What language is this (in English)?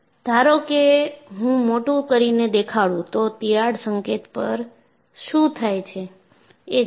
Gujarati